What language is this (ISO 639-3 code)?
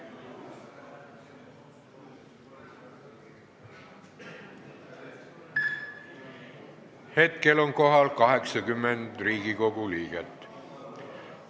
est